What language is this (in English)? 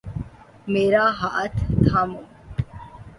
Urdu